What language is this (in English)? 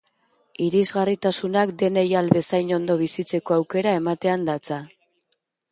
Basque